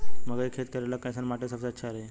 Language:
Bhojpuri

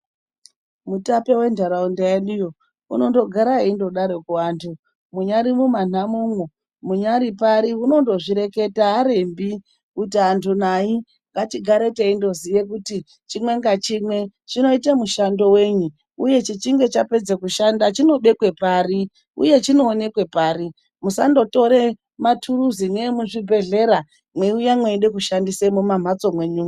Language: Ndau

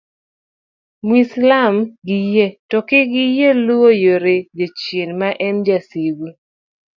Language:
Luo (Kenya and Tanzania)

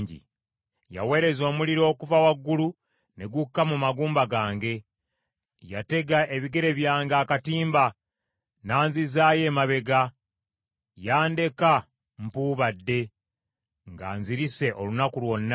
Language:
Ganda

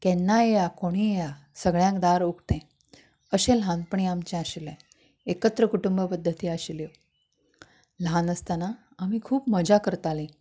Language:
Konkani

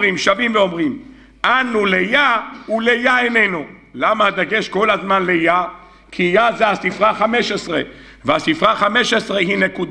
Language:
Hebrew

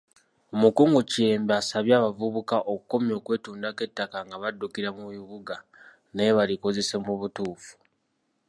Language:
Ganda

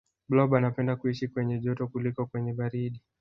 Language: Swahili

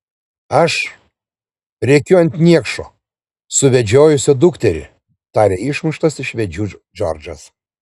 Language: Lithuanian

